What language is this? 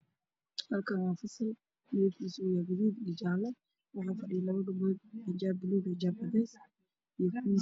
Somali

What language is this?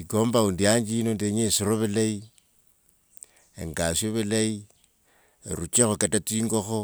Wanga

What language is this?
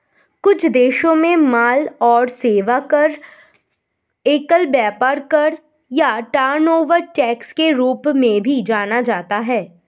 Hindi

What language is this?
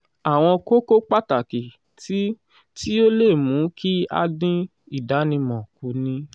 Yoruba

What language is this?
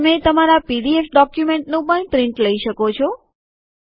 Gujarati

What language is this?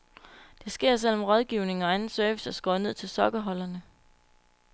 Danish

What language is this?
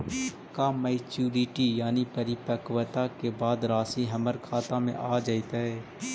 Magahi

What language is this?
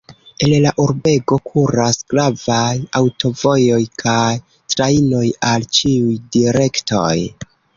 Esperanto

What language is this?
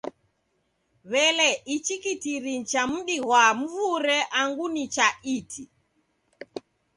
Taita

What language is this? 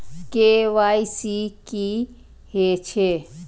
Maithili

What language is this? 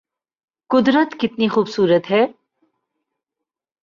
Urdu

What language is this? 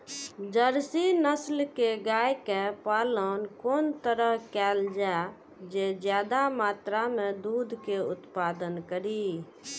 Maithili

